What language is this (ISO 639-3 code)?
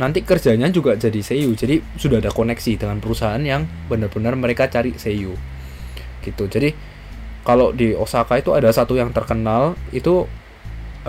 ind